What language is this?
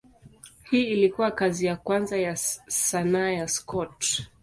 Swahili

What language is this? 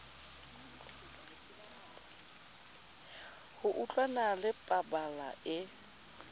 Southern Sotho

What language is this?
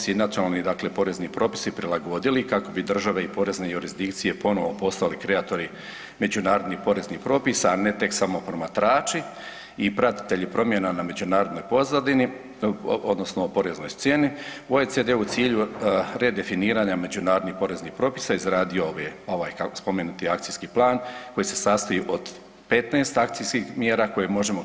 Croatian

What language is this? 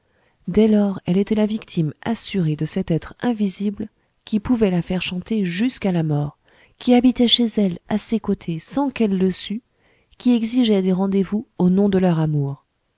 French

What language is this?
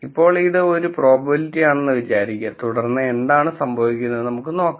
Malayalam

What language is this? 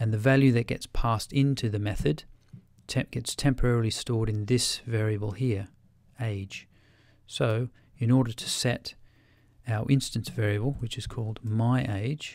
English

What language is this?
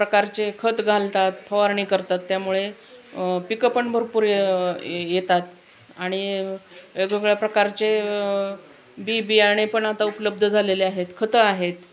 Marathi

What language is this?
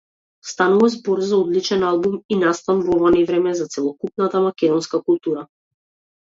Macedonian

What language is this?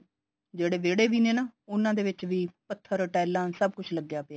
Punjabi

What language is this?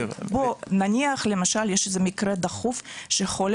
Hebrew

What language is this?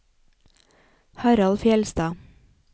Norwegian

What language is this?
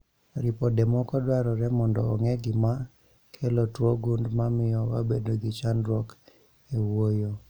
Luo (Kenya and Tanzania)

